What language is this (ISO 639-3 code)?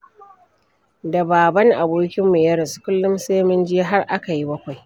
hau